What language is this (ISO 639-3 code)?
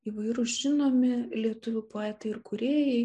lit